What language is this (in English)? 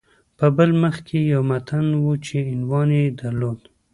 Pashto